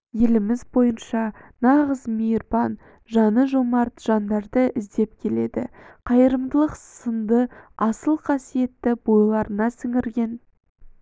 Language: Kazakh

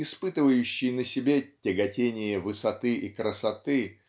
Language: Russian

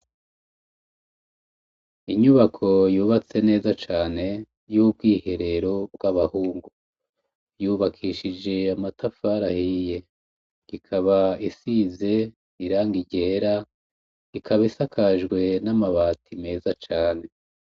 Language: Rundi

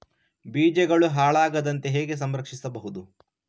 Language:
Kannada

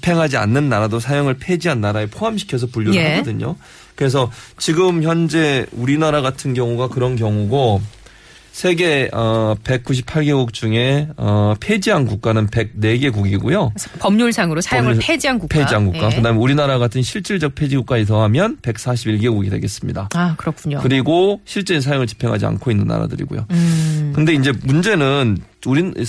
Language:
Korean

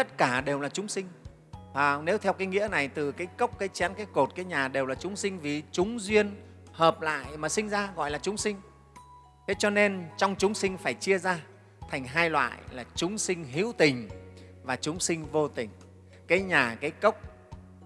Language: Vietnamese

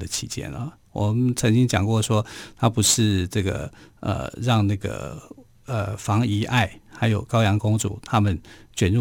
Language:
Chinese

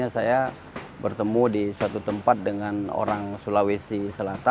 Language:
Indonesian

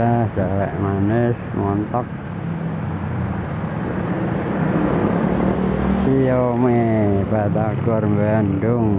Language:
Indonesian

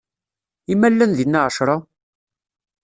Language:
Kabyle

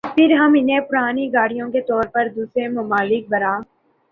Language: Urdu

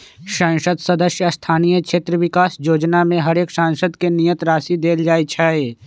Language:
Magahi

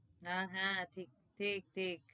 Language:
Gujarati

